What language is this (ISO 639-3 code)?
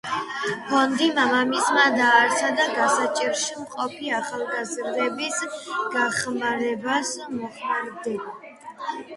kat